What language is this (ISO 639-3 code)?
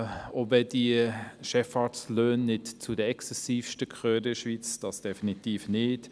gsw